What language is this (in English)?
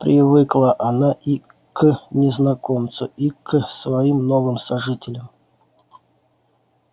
Russian